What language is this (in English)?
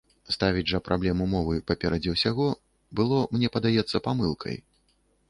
Belarusian